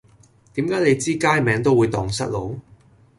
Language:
Cantonese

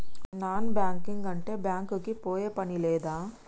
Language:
Telugu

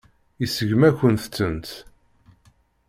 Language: Kabyle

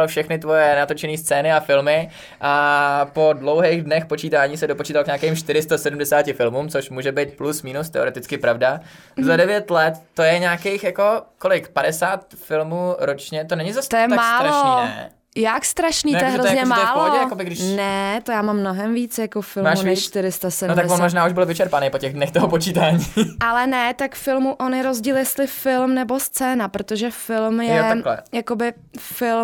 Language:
Czech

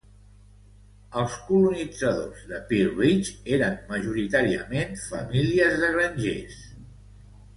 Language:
Catalan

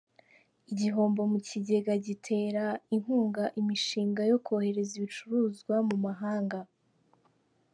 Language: Kinyarwanda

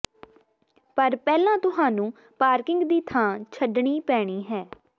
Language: Punjabi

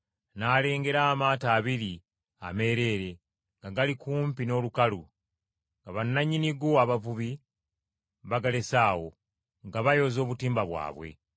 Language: Ganda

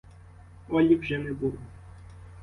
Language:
Ukrainian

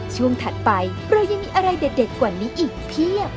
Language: Thai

